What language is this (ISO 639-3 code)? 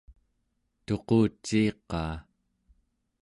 esu